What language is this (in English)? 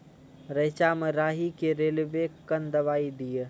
Maithili